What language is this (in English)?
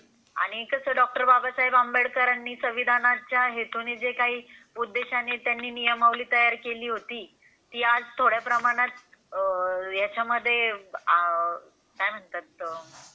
Marathi